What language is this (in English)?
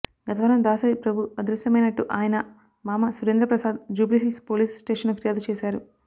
Telugu